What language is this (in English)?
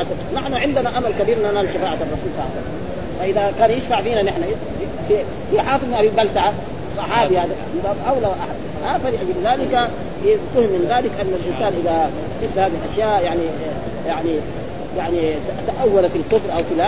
Arabic